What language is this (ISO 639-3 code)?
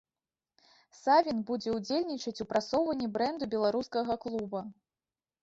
bel